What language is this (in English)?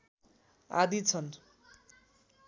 Nepali